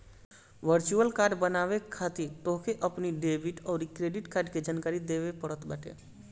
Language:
Bhojpuri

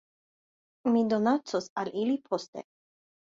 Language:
Esperanto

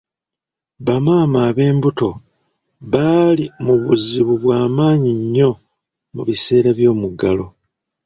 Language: Ganda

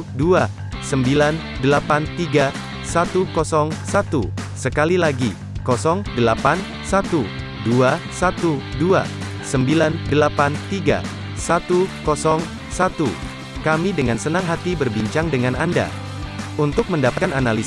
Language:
Indonesian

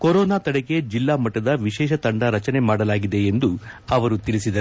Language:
Kannada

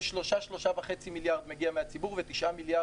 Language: Hebrew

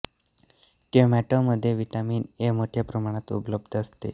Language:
Marathi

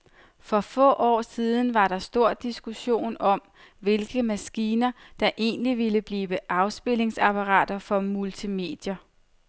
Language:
Danish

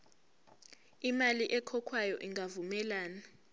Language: Zulu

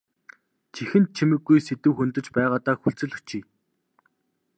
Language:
Mongolian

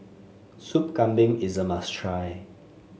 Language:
English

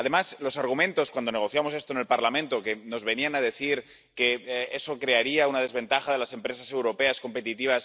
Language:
Spanish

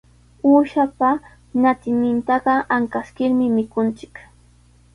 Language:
Sihuas Ancash Quechua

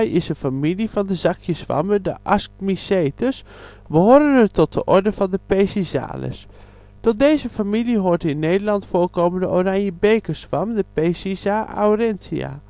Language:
Dutch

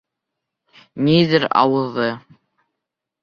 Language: Bashkir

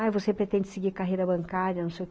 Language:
Portuguese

